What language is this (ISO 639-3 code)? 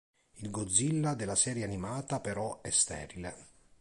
ita